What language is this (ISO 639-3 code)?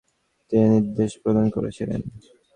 ben